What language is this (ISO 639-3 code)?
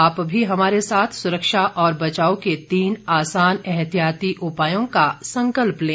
hin